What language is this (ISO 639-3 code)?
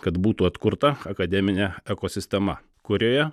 lit